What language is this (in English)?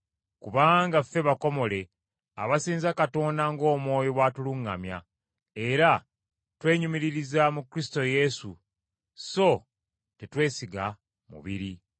Ganda